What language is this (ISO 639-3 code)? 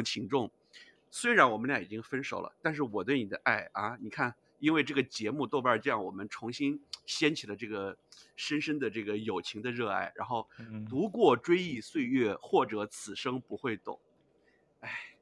zho